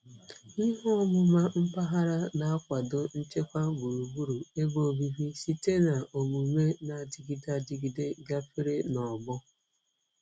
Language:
Igbo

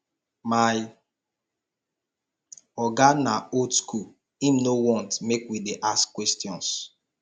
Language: Nigerian Pidgin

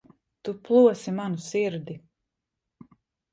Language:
Latvian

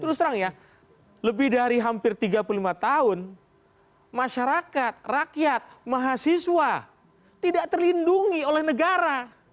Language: Indonesian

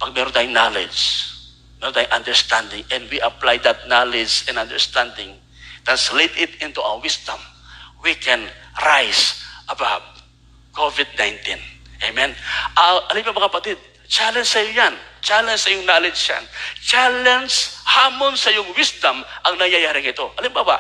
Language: Filipino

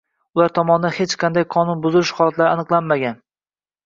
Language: Uzbek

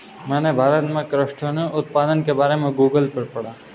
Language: Hindi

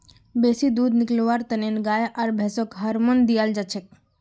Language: Magahi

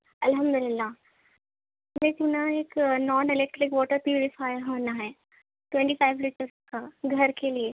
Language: Urdu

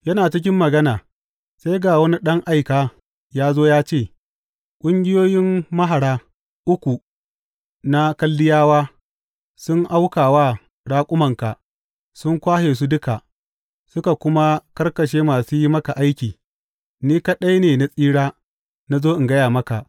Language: Hausa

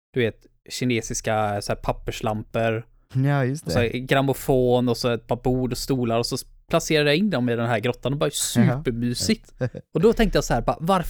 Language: Swedish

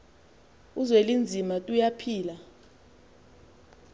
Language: Xhosa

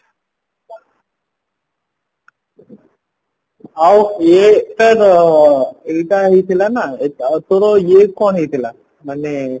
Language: Odia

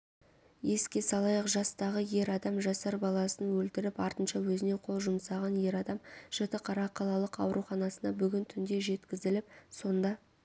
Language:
Kazakh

